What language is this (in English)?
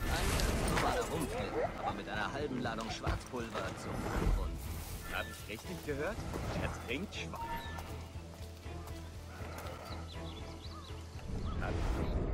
German